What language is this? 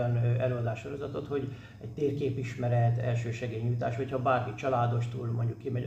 Hungarian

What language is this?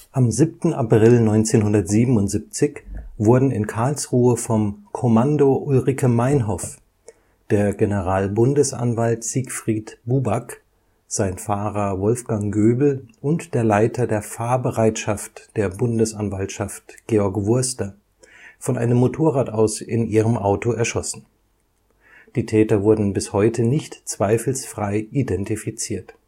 German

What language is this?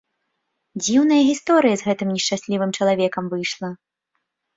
Belarusian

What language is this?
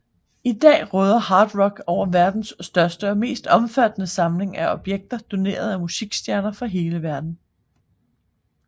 Danish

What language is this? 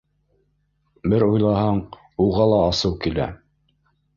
Bashkir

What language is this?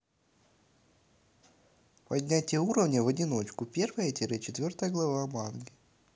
Russian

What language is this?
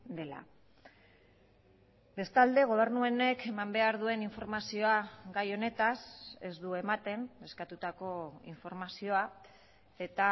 Basque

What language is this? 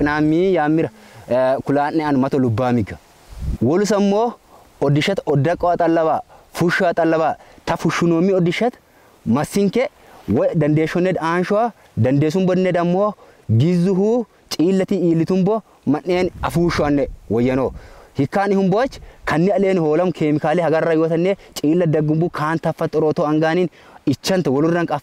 Arabic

